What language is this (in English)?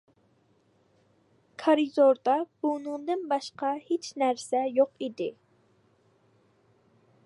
Uyghur